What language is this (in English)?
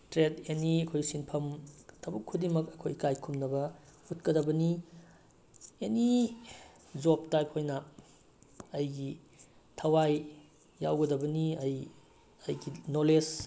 Manipuri